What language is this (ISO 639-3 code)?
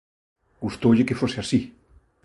glg